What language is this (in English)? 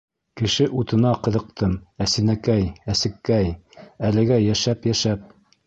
Bashkir